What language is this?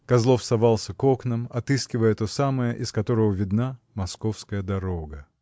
Russian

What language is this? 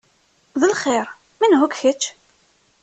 Kabyle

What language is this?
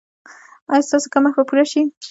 Pashto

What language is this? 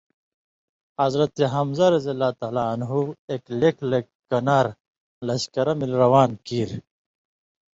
Indus Kohistani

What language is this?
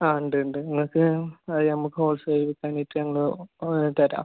Malayalam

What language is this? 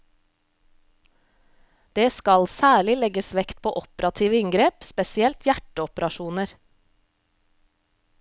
Norwegian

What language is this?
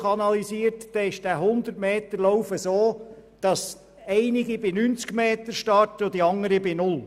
Swiss German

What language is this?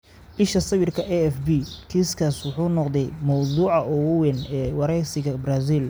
Somali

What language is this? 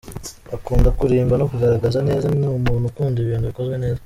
Kinyarwanda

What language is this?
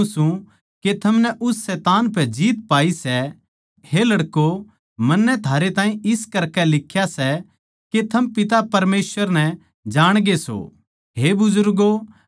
Haryanvi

